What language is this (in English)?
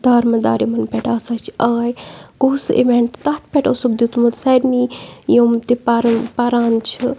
Kashmiri